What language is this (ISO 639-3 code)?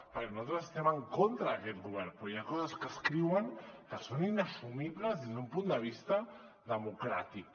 cat